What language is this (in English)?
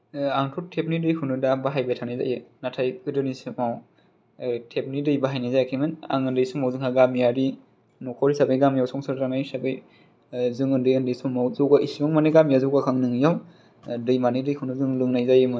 Bodo